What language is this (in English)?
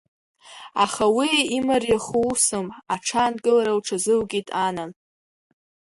Abkhazian